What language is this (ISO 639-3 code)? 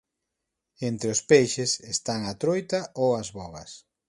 glg